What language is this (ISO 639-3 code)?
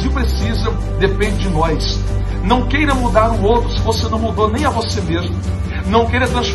por